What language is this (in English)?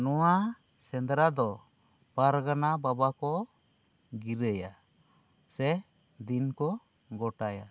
Santali